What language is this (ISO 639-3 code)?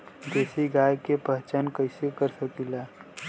bho